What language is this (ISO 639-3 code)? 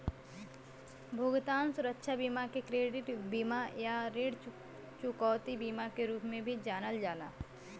bho